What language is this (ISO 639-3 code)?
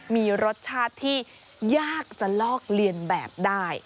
tha